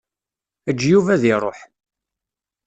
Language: Kabyle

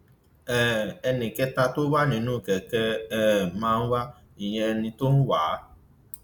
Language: Yoruba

